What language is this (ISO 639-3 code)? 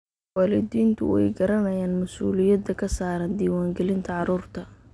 som